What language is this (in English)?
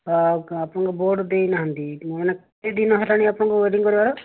Odia